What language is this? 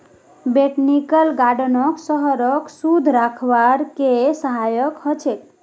Magahi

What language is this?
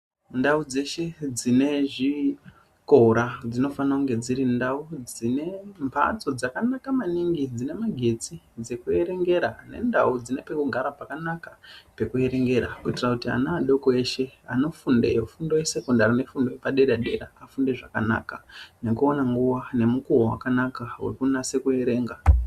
Ndau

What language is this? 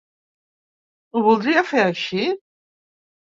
Catalan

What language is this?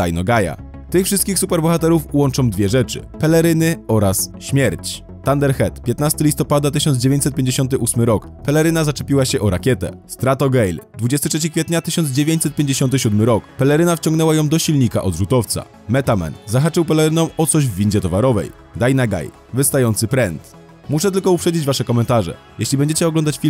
Polish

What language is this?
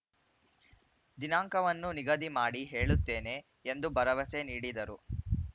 Kannada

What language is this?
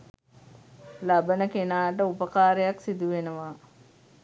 Sinhala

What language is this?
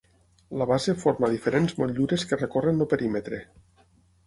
Catalan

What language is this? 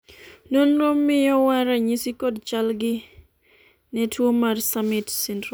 Luo (Kenya and Tanzania)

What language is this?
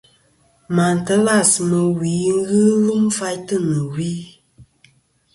Kom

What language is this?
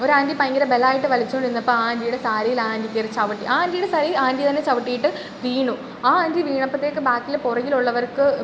Malayalam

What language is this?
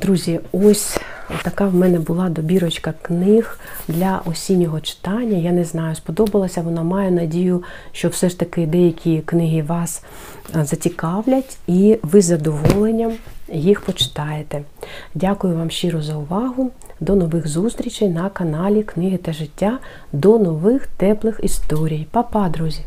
Ukrainian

